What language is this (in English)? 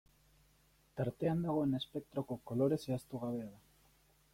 Basque